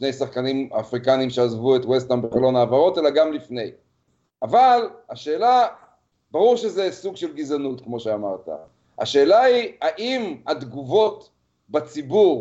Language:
Hebrew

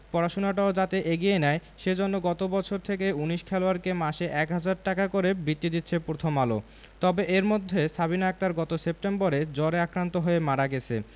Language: Bangla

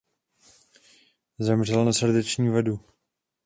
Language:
Czech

